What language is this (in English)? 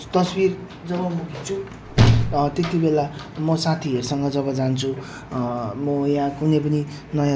Nepali